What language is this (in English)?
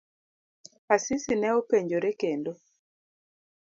Luo (Kenya and Tanzania)